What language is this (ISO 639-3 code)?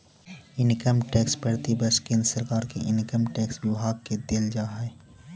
mag